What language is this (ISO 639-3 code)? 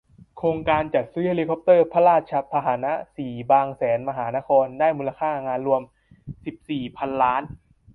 tha